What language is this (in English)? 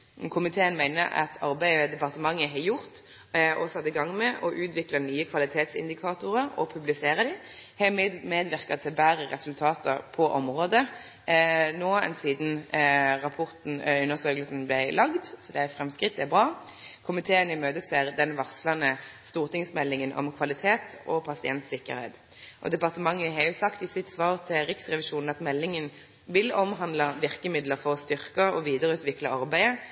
Norwegian Nynorsk